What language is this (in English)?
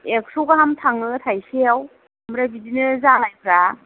Bodo